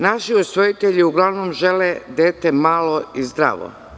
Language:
Serbian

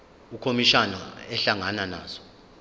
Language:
Zulu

